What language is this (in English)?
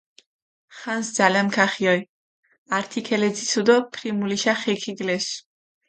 Mingrelian